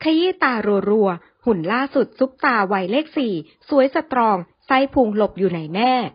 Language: Thai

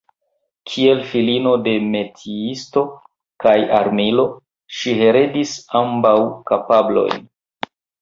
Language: Esperanto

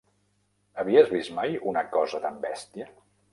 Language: Catalan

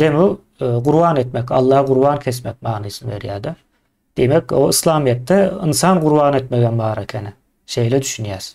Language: Turkish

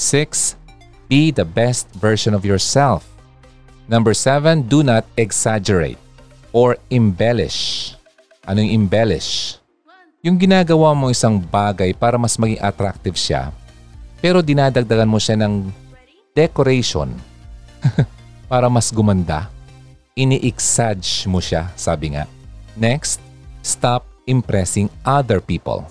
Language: Filipino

